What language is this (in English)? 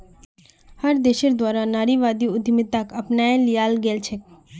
Magahi